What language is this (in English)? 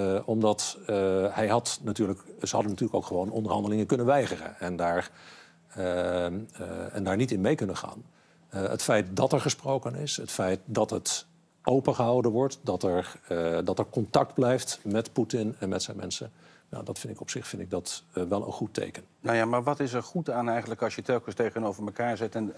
Dutch